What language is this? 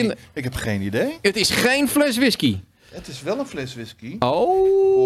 Dutch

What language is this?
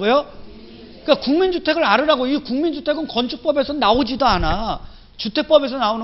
Korean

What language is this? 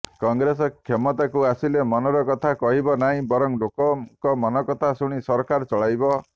Odia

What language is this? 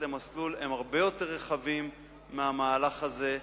Hebrew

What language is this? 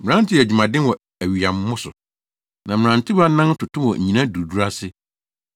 Akan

